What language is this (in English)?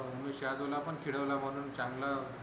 Marathi